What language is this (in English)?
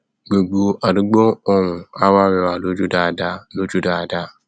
Yoruba